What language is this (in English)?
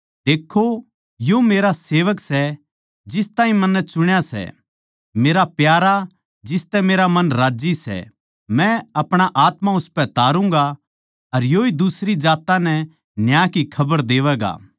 Haryanvi